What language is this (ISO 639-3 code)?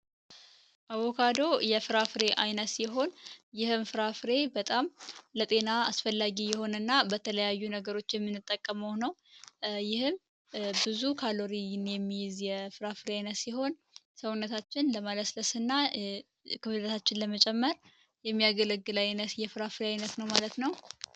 amh